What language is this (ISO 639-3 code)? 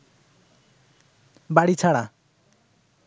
ben